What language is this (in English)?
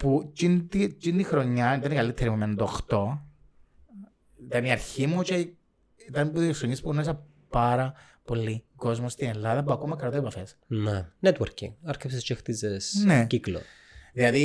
Greek